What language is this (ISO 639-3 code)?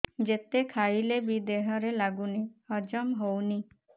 ori